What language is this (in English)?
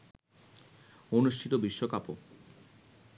Bangla